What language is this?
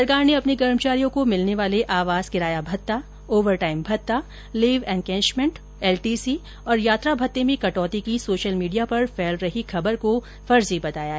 Hindi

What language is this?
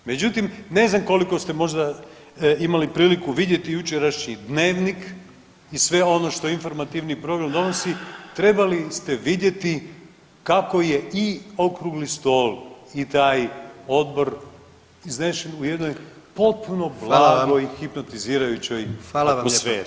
Croatian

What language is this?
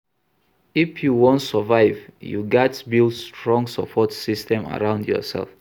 Nigerian Pidgin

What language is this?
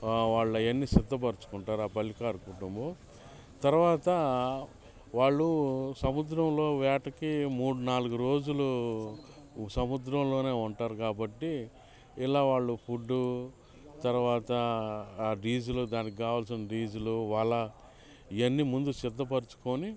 Telugu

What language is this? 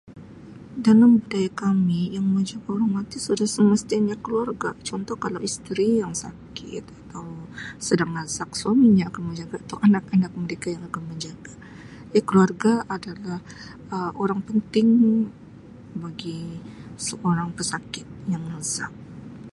Sabah Malay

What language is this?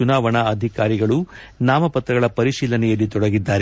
Kannada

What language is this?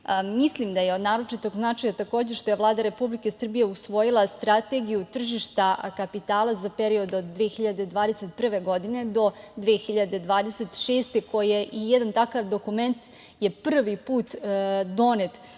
Serbian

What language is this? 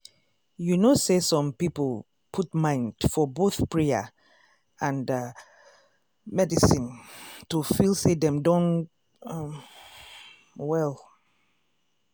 Nigerian Pidgin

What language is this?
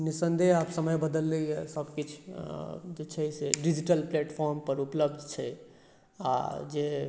Maithili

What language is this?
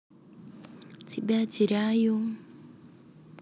Russian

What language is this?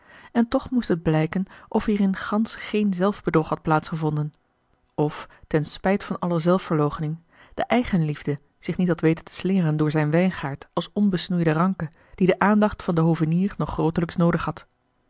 Dutch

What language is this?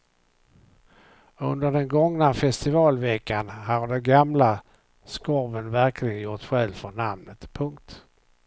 Swedish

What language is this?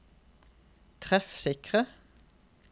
Norwegian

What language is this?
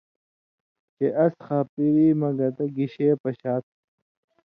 Indus Kohistani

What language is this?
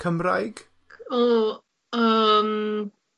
Welsh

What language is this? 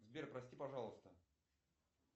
Russian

